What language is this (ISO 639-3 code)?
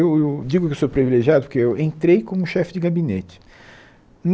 por